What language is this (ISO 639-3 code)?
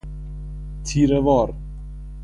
fas